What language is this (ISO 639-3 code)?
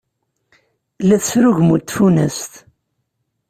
kab